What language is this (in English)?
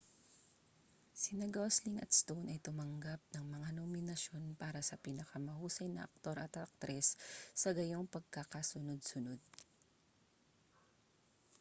Filipino